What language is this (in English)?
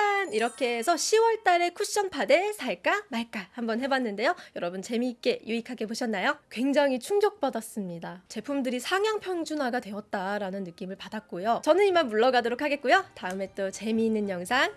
Korean